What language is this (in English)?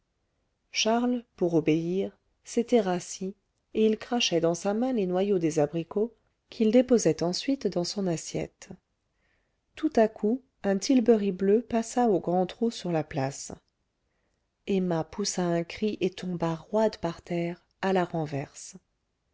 French